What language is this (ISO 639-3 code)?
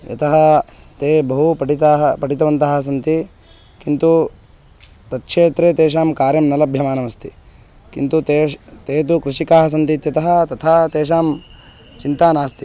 san